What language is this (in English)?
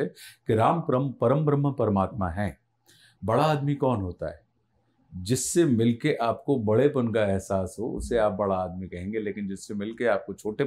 Hindi